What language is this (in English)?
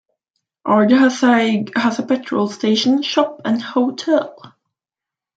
English